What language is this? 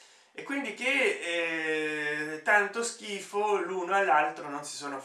Italian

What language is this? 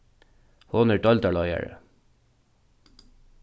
Faroese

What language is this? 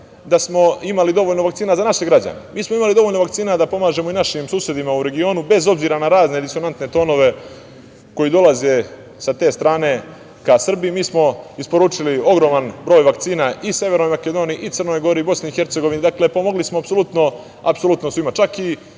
Serbian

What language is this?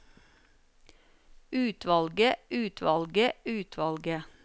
Norwegian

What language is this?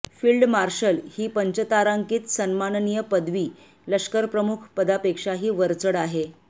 Marathi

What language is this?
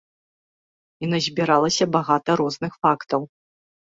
Belarusian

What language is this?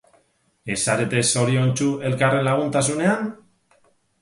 Basque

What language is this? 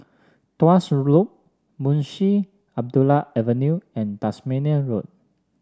English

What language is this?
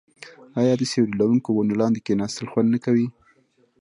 Pashto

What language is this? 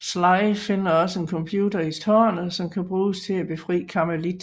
Danish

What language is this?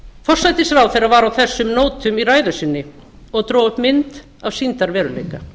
Icelandic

